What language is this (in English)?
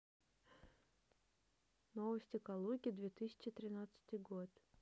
Russian